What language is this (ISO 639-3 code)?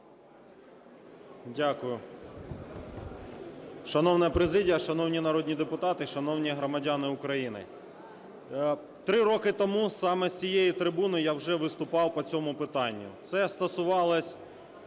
ukr